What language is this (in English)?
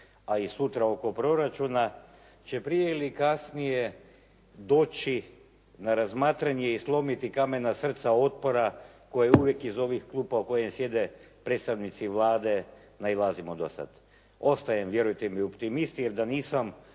Croatian